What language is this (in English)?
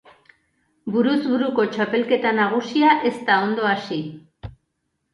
Basque